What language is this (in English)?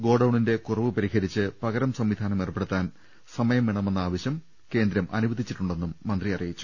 Malayalam